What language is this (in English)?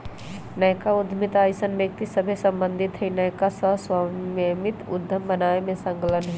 Magahi